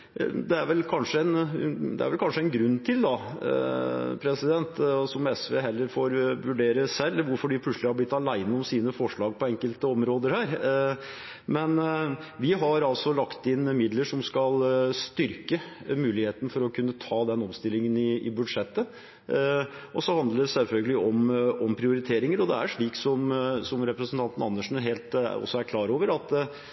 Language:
Norwegian Bokmål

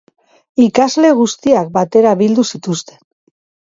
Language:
Basque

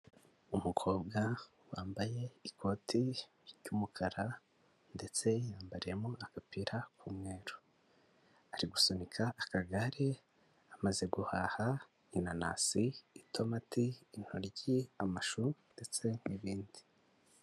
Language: Kinyarwanda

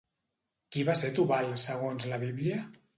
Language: Catalan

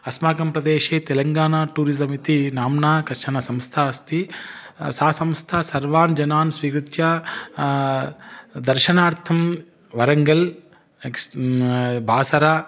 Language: Sanskrit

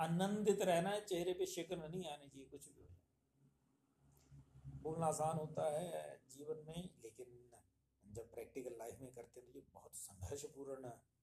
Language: Hindi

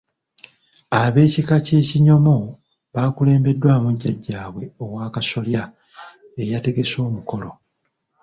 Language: Ganda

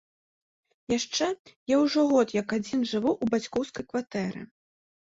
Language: Belarusian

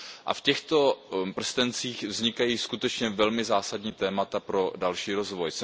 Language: Czech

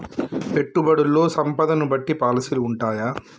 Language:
Telugu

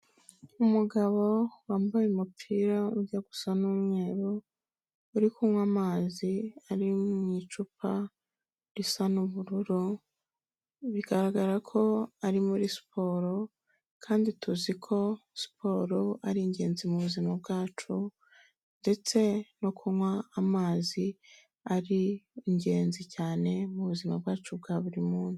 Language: Kinyarwanda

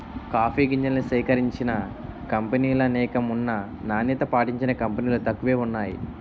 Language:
Telugu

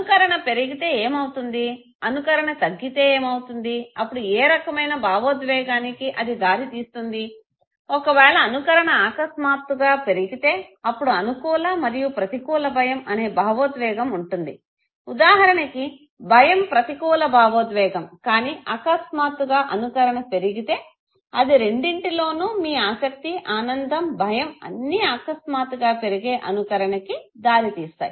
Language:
Telugu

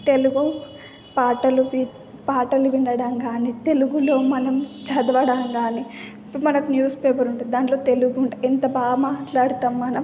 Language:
Telugu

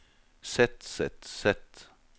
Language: Norwegian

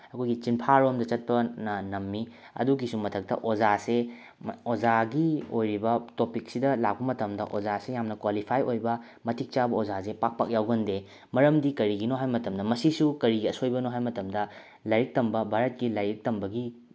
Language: Manipuri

